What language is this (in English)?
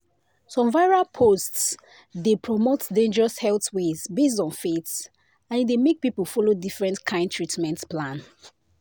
Nigerian Pidgin